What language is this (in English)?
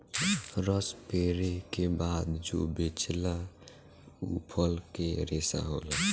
Bhojpuri